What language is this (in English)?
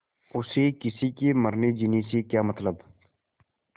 Hindi